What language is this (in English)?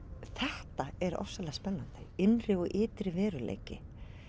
Icelandic